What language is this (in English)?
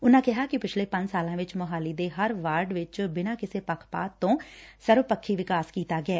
Punjabi